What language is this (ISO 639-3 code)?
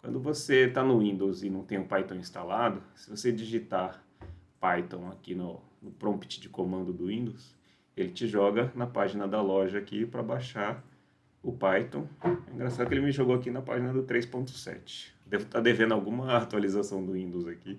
por